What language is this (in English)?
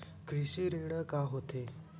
Chhattisgarhi